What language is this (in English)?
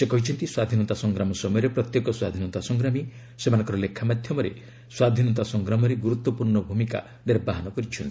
Odia